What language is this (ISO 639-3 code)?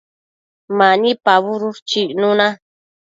mcf